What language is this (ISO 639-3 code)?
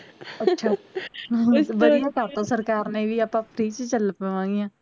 pan